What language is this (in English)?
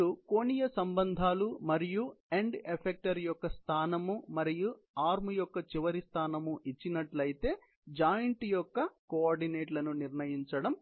Telugu